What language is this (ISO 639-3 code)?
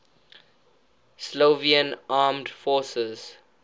eng